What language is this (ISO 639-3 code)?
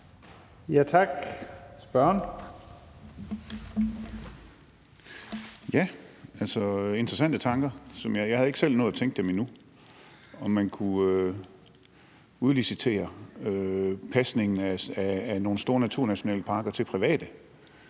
dan